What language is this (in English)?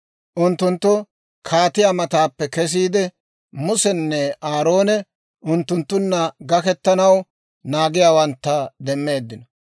Dawro